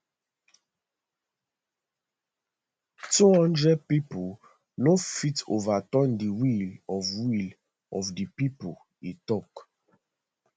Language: Nigerian Pidgin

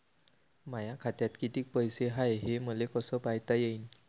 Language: Marathi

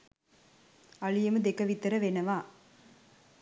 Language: Sinhala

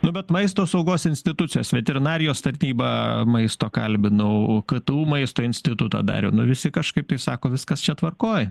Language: Lithuanian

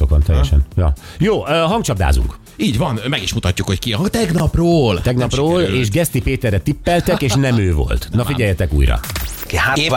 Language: Hungarian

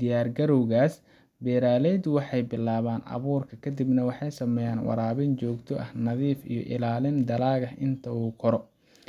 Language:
Somali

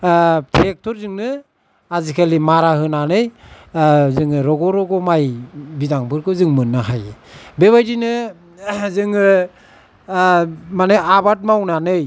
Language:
Bodo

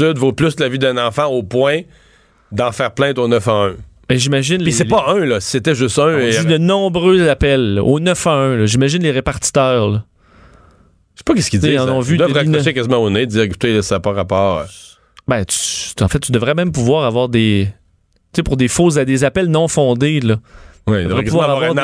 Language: French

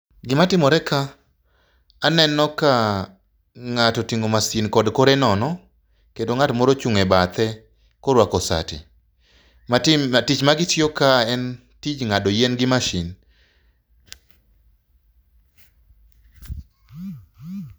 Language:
Luo (Kenya and Tanzania)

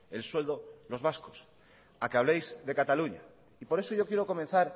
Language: Spanish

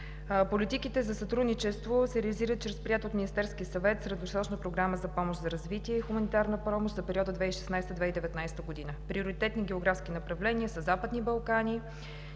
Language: Bulgarian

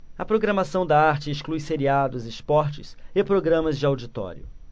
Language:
Portuguese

